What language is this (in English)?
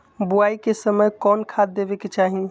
Magahi